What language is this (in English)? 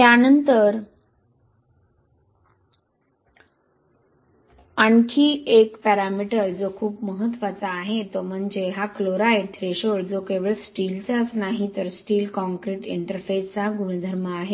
Marathi